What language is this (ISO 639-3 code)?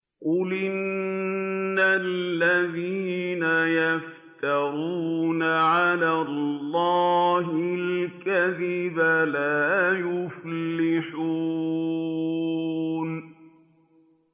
ara